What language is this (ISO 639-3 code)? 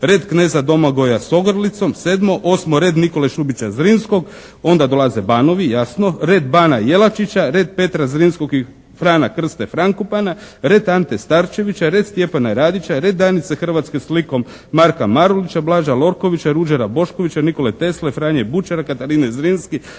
hrv